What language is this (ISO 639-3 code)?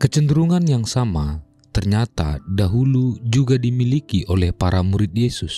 ind